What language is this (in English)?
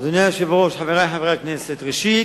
Hebrew